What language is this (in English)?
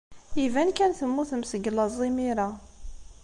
Kabyle